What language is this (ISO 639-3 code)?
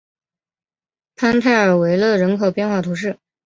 zho